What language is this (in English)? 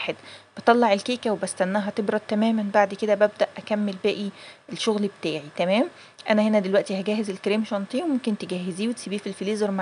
Arabic